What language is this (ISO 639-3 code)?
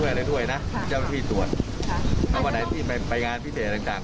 tha